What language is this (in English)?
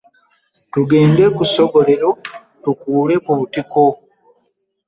Ganda